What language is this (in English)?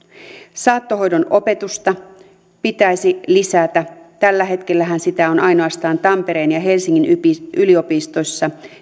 Finnish